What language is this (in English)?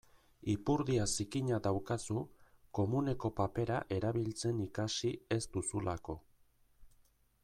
Basque